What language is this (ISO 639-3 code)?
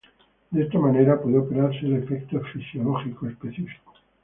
spa